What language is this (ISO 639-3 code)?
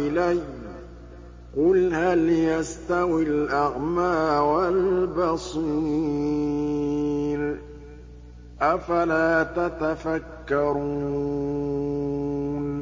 ara